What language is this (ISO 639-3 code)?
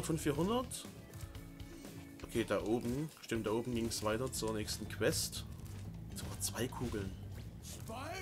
deu